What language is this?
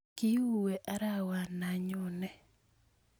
Kalenjin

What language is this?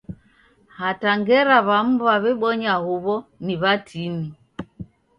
Taita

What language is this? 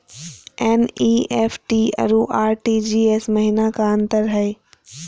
Magahi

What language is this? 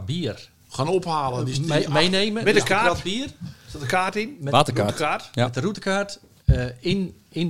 Dutch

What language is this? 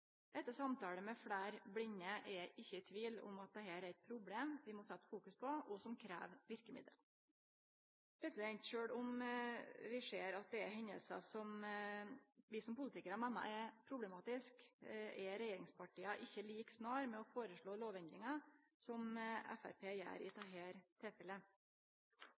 Norwegian Nynorsk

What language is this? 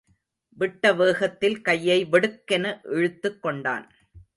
Tamil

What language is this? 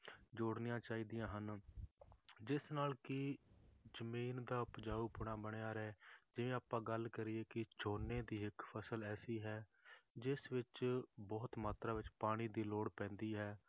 Punjabi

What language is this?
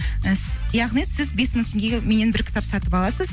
Kazakh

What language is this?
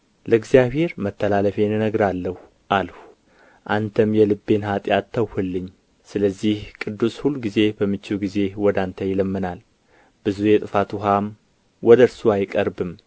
Amharic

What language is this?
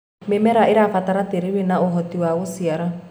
Kikuyu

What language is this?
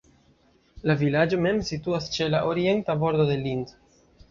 Esperanto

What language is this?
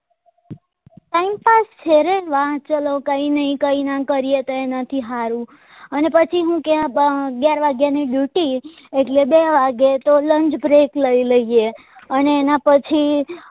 Gujarati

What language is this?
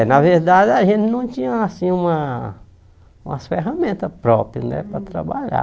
Portuguese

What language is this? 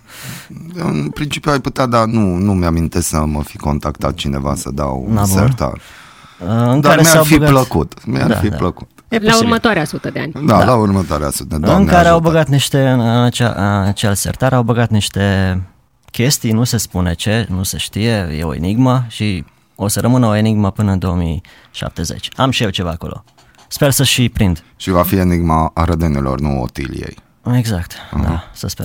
Romanian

